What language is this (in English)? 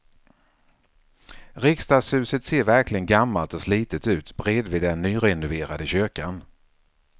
Swedish